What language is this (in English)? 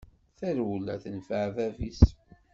Kabyle